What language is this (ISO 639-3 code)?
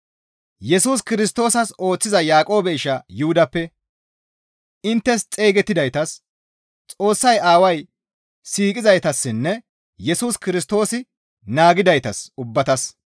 gmv